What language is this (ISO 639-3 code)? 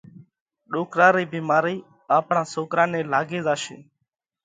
kvx